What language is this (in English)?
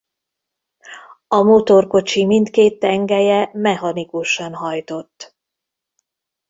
Hungarian